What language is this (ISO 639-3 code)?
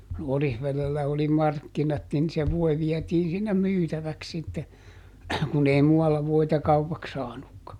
fin